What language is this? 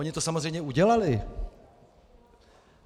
Czech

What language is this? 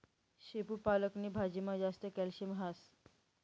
Marathi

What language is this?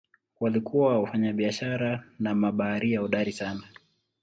Swahili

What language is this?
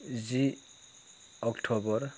Bodo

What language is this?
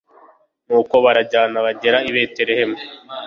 Kinyarwanda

